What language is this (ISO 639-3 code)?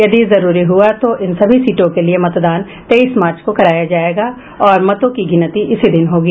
hin